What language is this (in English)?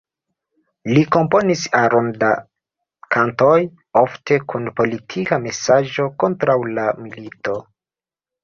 Esperanto